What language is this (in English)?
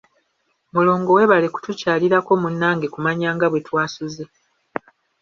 Ganda